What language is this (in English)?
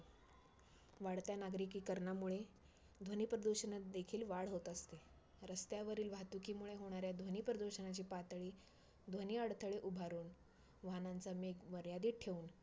Marathi